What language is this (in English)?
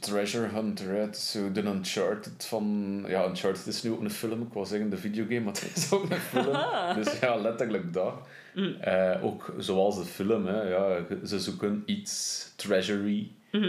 Dutch